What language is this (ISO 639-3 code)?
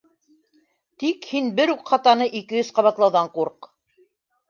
bak